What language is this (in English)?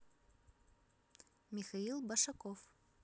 Russian